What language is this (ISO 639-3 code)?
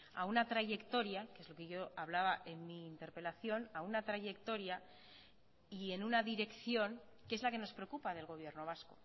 spa